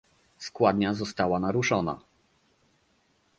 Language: Polish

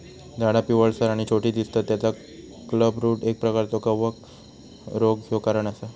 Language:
Marathi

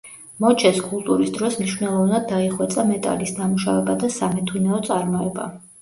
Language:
Georgian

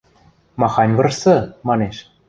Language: Western Mari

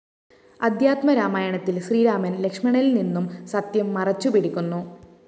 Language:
Malayalam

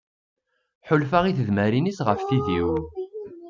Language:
Kabyle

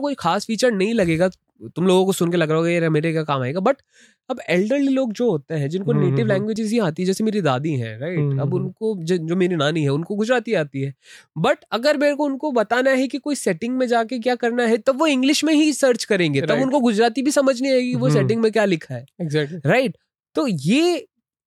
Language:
Hindi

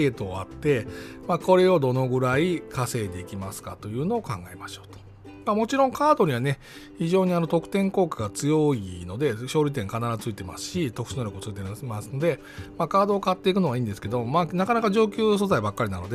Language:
Japanese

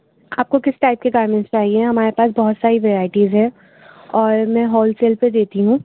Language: Urdu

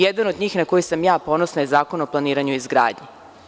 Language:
Serbian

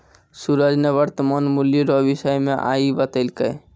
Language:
Maithili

